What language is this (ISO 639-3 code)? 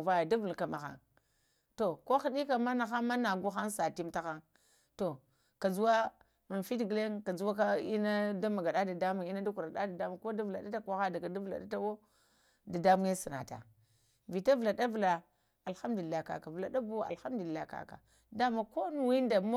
hia